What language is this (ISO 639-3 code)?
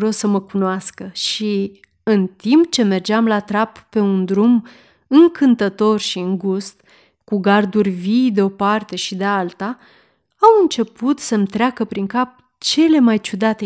ron